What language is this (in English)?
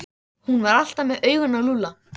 Icelandic